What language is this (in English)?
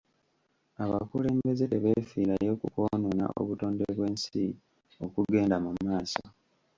Ganda